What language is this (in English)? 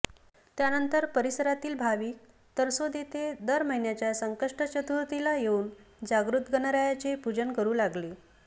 Marathi